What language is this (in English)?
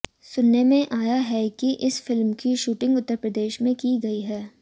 Hindi